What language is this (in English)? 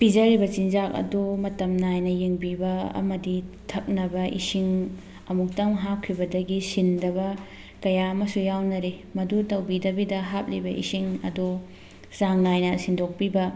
Manipuri